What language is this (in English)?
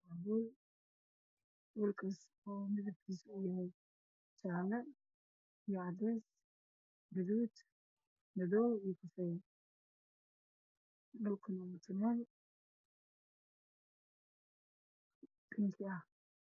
Somali